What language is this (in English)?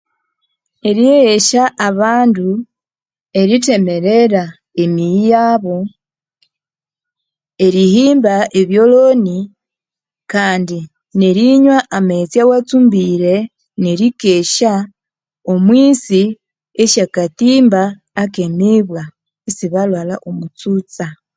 Konzo